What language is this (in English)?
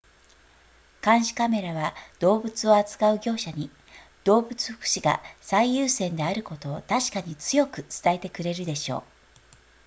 Japanese